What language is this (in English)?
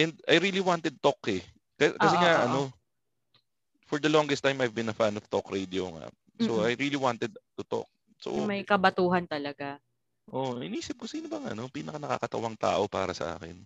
Filipino